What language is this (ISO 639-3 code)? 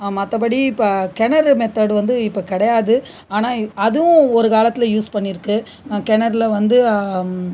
tam